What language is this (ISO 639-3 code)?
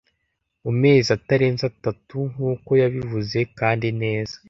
kin